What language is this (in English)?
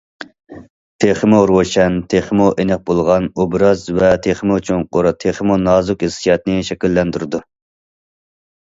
Uyghur